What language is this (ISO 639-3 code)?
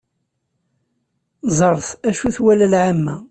kab